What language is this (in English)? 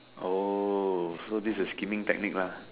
English